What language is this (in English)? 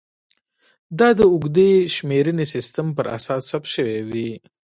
Pashto